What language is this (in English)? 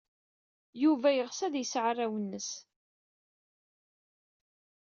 Kabyle